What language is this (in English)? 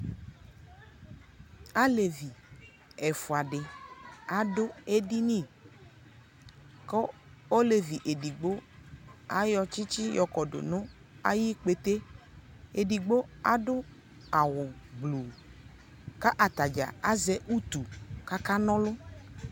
Ikposo